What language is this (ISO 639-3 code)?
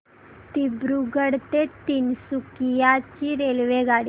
mar